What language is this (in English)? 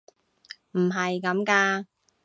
Cantonese